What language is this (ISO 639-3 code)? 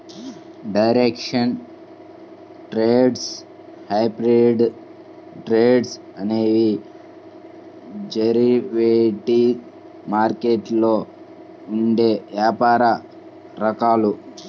tel